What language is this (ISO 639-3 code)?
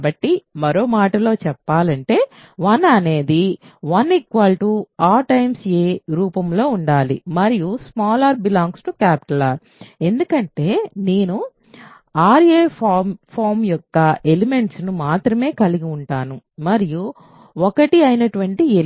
tel